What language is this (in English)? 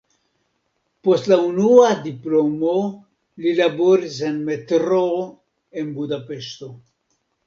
Esperanto